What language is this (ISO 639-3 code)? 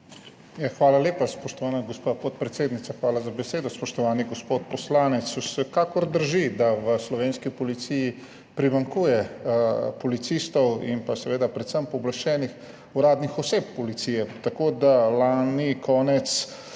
slv